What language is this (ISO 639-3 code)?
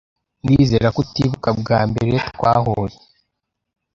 kin